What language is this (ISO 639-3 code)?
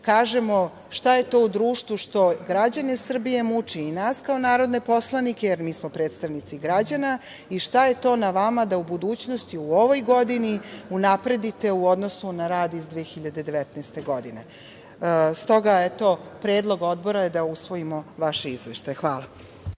srp